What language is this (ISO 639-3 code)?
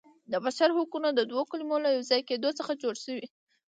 pus